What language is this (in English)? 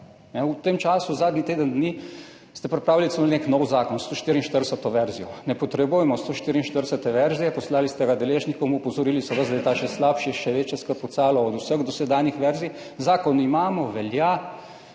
Slovenian